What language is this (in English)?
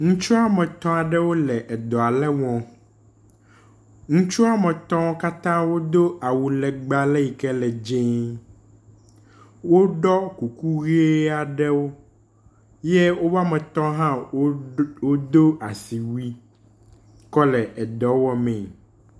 Ewe